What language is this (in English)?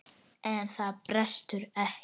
Icelandic